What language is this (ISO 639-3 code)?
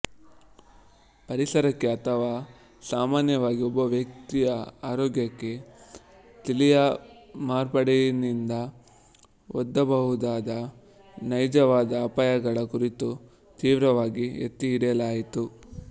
kan